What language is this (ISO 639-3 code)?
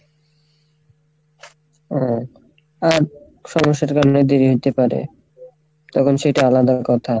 ben